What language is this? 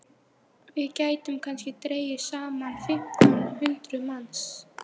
Icelandic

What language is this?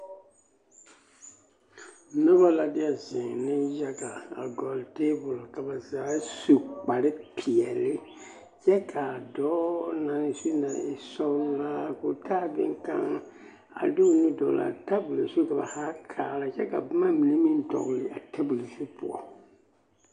Southern Dagaare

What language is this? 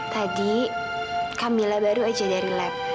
Indonesian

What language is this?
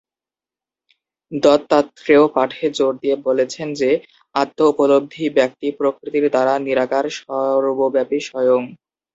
Bangla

